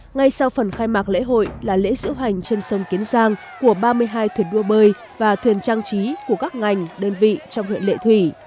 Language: Vietnamese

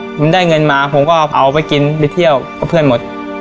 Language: Thai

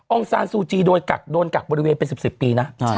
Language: Thai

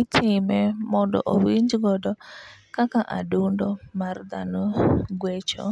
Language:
Luo (Kenya and Tanzania)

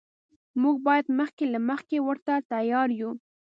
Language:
Pashto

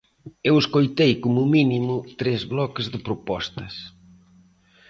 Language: Galician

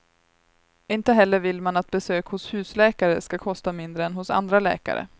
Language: Swedish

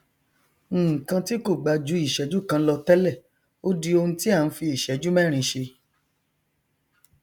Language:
Yoruba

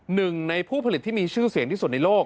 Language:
Thai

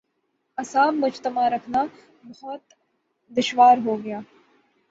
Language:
Urdu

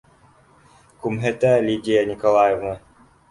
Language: Bashkir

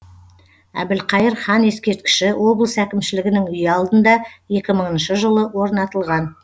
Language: Kazakh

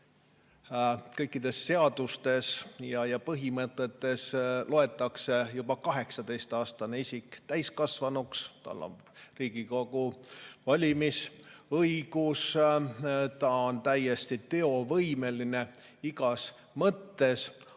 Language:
Estonian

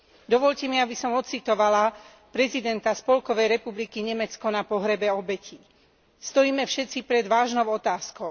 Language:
Slovak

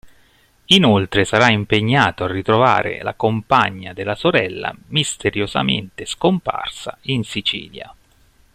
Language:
Italian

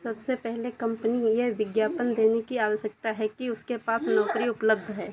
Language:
Hindi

